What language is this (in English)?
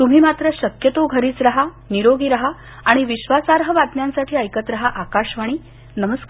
Marathi